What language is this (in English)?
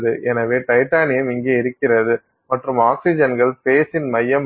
Tamil